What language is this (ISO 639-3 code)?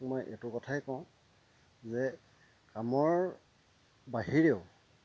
asm